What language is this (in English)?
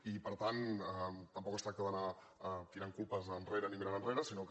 Catalan